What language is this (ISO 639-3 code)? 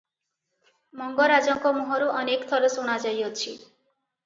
ori